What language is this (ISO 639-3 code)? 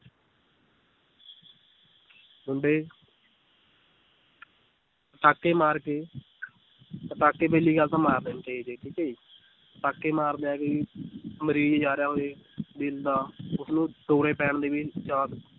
pan